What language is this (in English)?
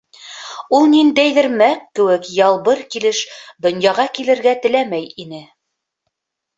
Bashkir